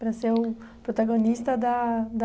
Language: Portuguese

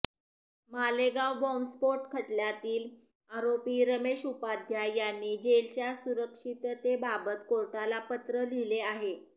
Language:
Marathi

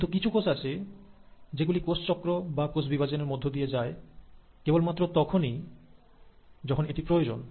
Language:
Bangla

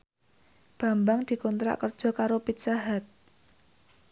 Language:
Javanese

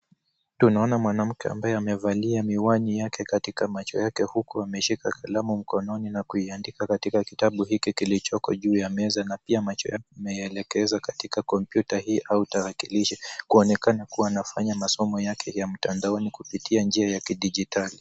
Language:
Swahili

